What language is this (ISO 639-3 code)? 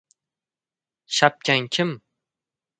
uzb